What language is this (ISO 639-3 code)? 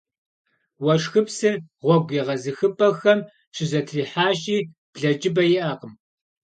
kbd